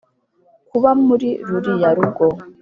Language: Kinyarwanda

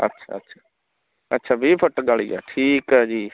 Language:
Punjabi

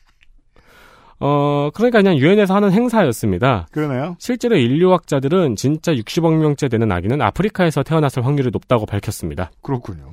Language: Korean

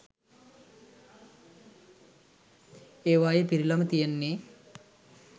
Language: Sinhala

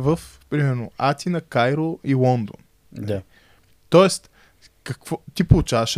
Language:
Bulgarian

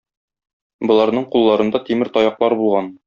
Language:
Tatar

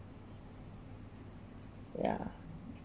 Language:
English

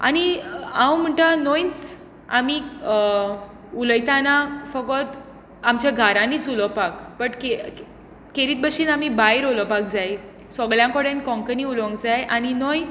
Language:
Konkani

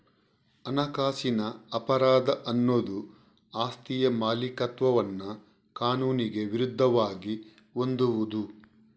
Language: Kannada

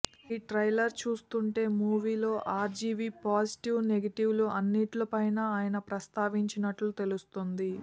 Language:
Telugu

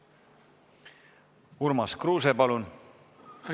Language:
Estonian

